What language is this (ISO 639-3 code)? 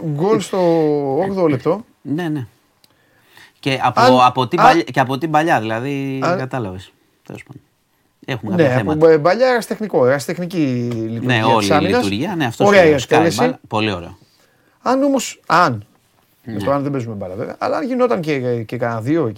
ell